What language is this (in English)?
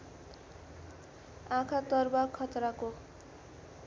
Nepali